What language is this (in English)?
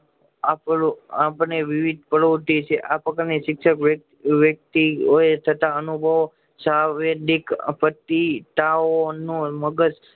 Gujarati